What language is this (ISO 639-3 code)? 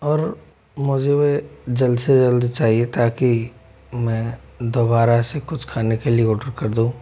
hin